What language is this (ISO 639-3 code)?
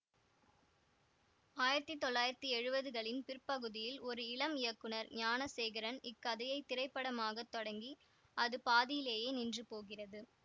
tam